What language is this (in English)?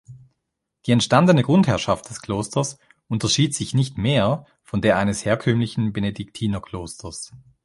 German